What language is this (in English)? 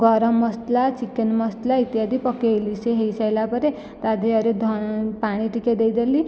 Odia